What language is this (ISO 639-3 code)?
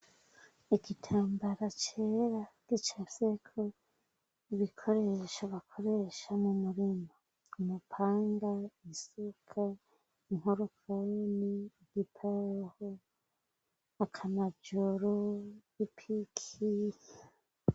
run